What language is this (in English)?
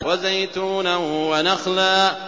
Arabic